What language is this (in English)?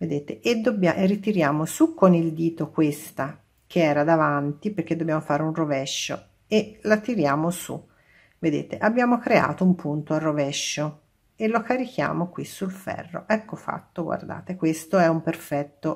Italian